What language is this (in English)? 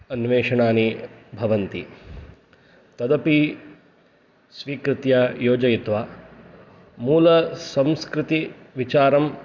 Sanskrit